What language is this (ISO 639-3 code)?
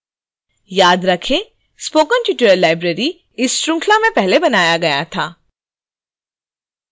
hin